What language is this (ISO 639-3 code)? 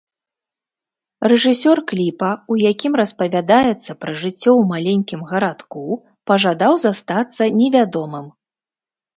bel